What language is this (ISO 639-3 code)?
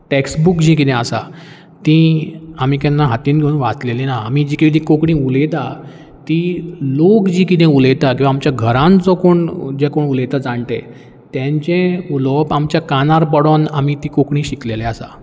kok